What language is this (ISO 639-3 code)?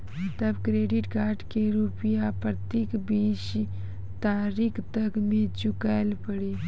mai